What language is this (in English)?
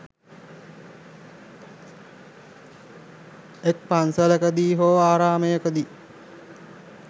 Sinhala